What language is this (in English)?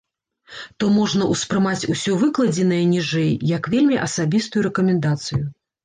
Belarusian